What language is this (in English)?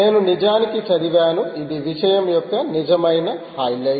Telugu